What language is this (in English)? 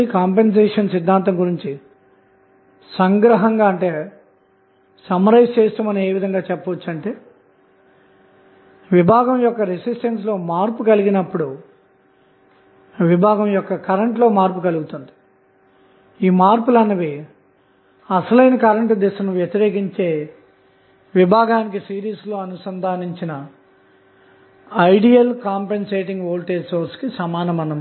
Telugu